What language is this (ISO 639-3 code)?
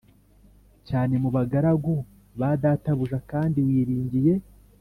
kin